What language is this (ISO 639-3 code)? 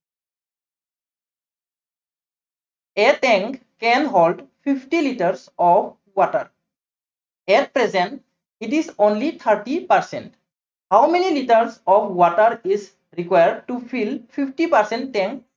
asm